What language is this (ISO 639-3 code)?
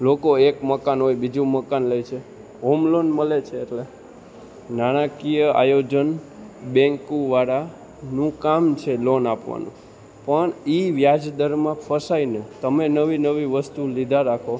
guj